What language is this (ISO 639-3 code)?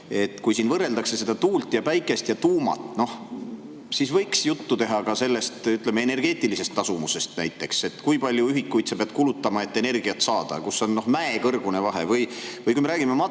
est